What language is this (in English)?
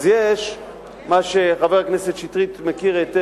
Hebrew